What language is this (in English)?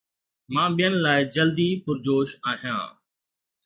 Sindhi